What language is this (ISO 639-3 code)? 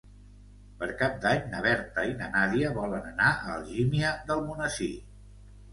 cat